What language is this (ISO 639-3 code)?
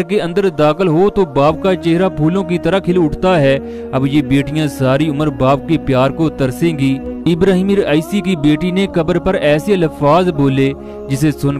ara